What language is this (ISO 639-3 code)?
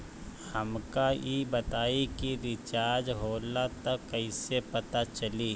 bho